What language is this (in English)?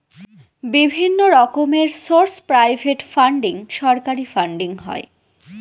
Bangla